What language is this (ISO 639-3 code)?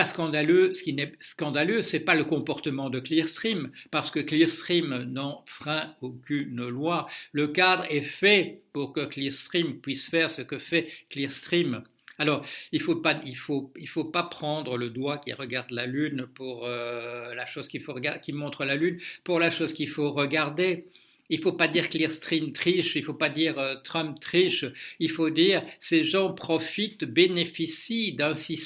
fra